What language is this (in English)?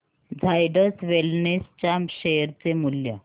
Marathi